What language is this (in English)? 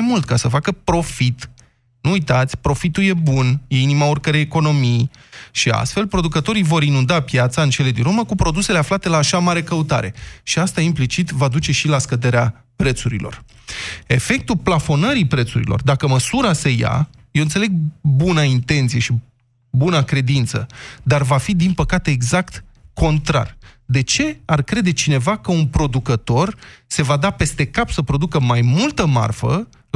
Romanian